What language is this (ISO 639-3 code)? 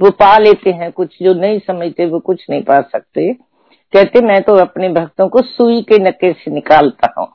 hin